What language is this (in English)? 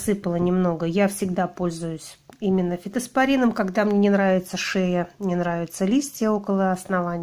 Russian